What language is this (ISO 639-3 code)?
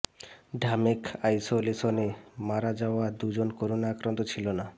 ben